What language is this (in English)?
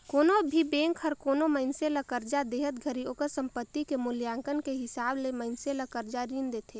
Chhattisgarhi